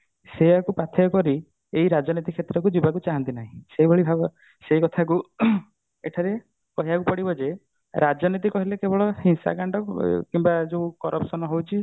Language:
Odia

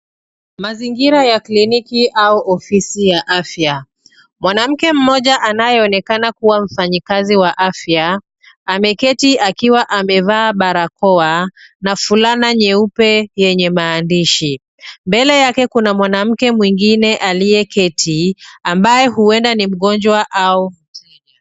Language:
Swahili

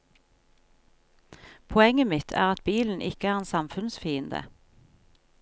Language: Norwegian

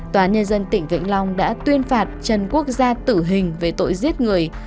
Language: Vietnamese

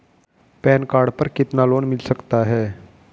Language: Hindi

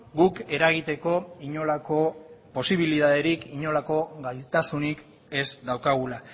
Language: Basque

